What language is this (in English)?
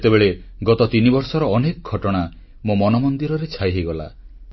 Odia